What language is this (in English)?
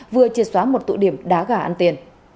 Vietnamese